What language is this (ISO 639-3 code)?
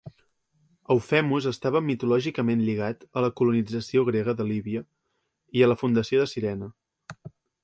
cat